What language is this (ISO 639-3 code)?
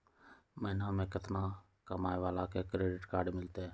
mag